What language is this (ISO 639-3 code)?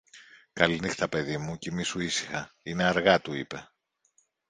ell